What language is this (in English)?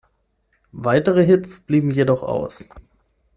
German